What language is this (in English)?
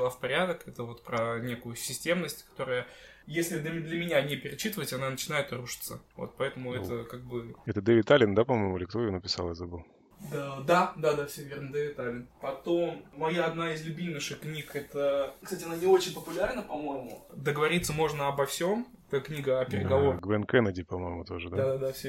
Russian